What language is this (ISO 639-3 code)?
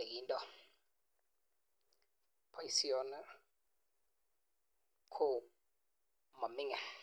kln